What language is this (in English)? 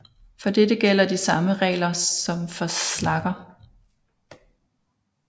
Danish